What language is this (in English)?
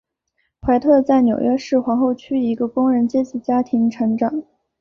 Chinese